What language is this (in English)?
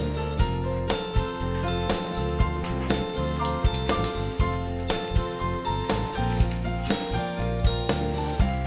Indonesian